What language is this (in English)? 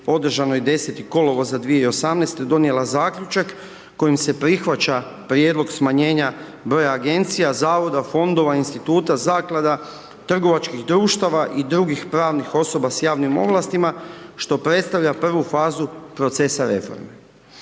Croatian